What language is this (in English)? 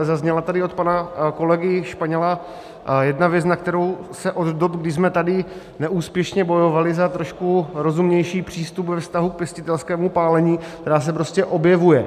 Czech